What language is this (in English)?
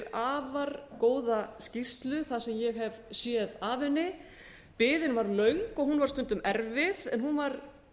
Icelandic